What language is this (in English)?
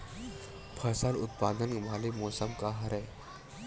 Chhattisgarhi